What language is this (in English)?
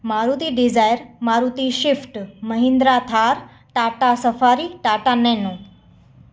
Sindhi